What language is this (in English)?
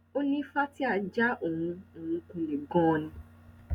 Yoruba